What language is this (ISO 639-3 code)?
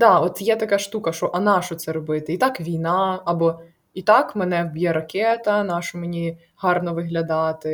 ukr